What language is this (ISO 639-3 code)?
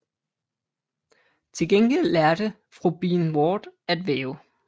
dan